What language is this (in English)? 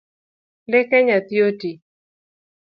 Luo (Kenya and Tanzania)